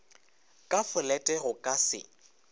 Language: Northern Sotho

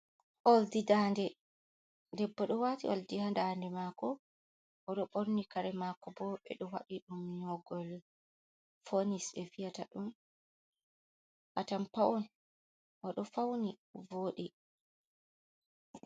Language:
Fula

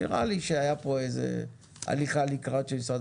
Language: Hebrew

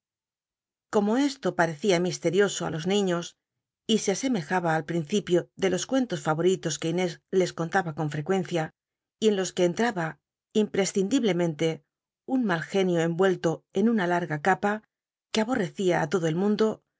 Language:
Spanish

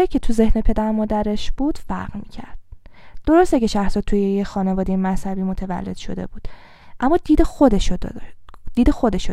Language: Persian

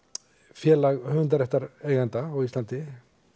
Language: Icelandic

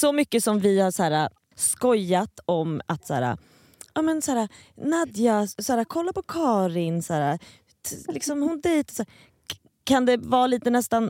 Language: Swedish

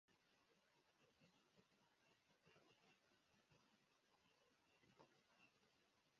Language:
Bebele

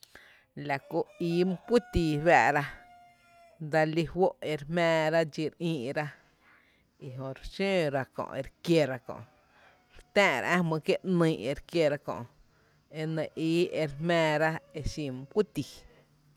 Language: Tepinapa Chinantec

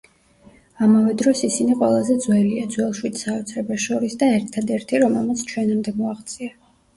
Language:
Georgian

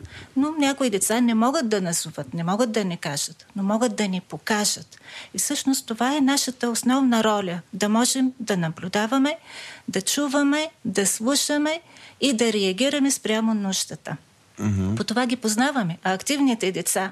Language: Bulgarian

